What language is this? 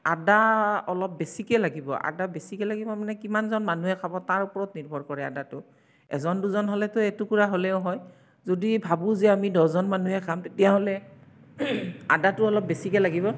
Assamese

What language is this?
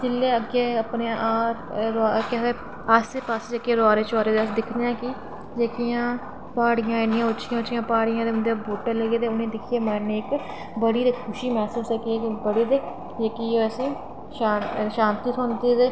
Dogri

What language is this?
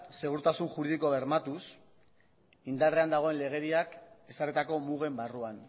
Basque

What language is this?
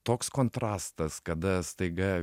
Lithuanian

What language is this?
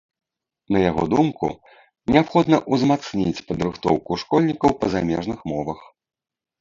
Belarusian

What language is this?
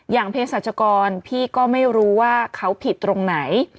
Thai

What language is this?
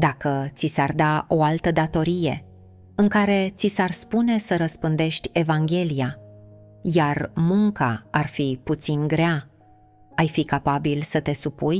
Romanian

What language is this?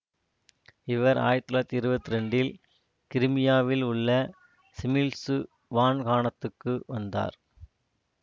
Tamil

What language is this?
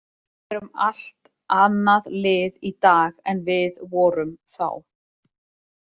Icelandic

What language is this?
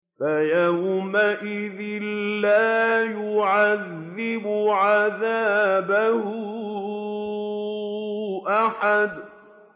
Arabic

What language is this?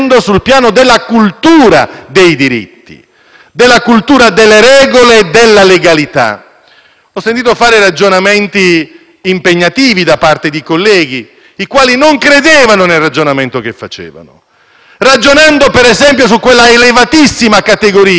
Italian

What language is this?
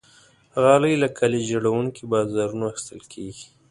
Pashto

